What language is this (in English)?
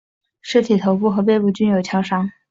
Chinese